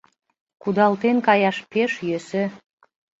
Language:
Mari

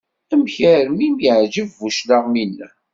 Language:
Kabyle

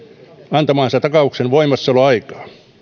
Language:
Finnish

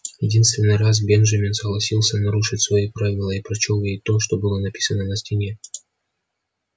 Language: Russian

